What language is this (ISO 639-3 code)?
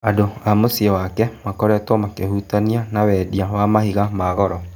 kik